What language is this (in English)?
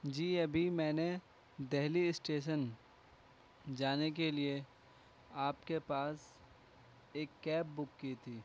Urdu